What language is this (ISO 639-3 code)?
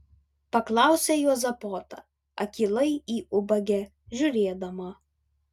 lit